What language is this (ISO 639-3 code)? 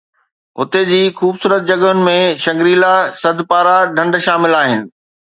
snd